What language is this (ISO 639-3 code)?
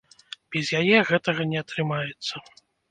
bel